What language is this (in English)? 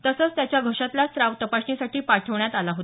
Marathi